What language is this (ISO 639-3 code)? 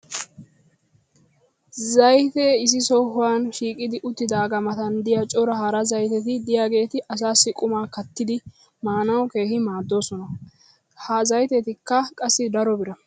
wal